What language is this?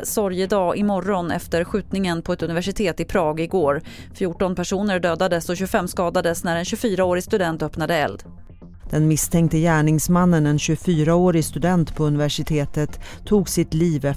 Swedish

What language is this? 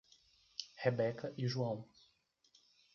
Portuguese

